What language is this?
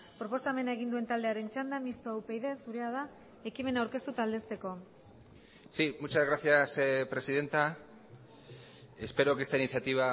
Basque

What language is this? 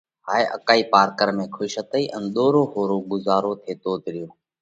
Parkari Koli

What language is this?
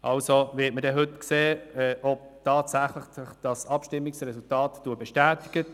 Swiss German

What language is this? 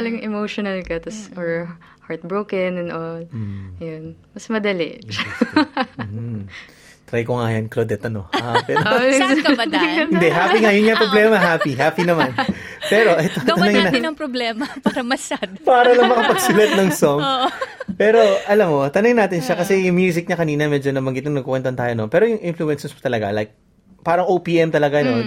Filipino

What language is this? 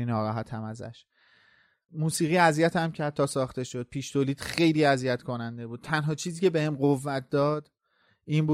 Persian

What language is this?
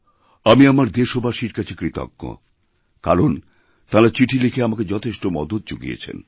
Bangla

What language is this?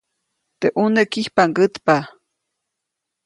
Copainalá Zoque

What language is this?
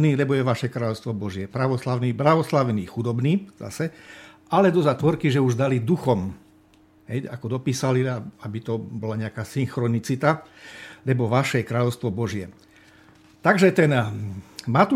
Slovak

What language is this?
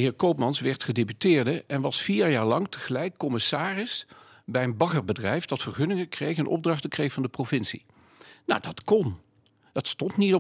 Dutch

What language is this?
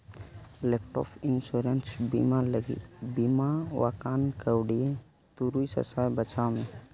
Santali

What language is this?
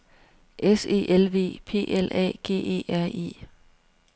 Danish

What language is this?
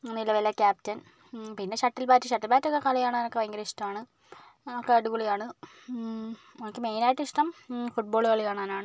Malayalam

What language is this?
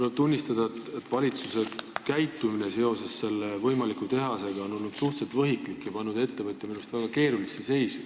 Estonian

